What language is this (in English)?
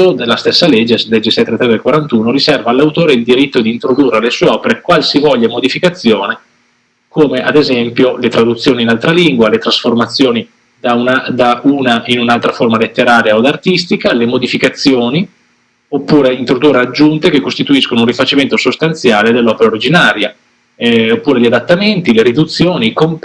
Italian